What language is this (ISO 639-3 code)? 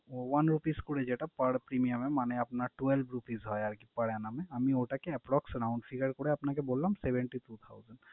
ben